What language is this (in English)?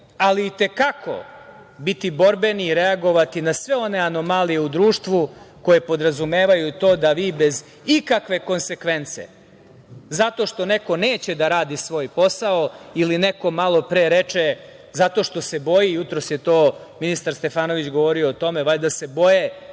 Serbian